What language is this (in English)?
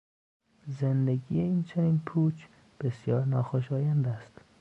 Persian